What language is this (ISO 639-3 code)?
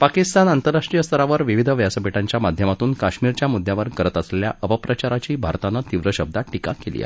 mar